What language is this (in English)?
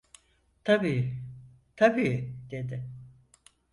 Turkish